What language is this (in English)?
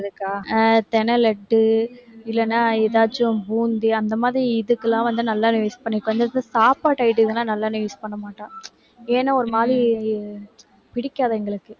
Tamil